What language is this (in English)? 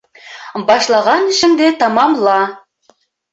Bashkir